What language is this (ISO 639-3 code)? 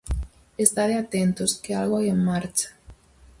glg